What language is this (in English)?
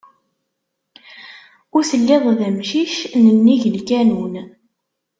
Kabyle